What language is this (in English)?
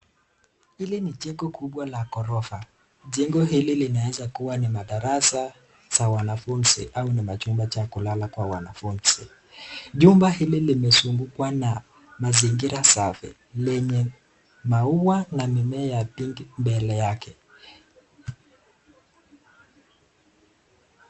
Swahili